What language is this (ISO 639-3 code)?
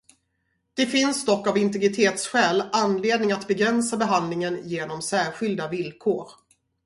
swe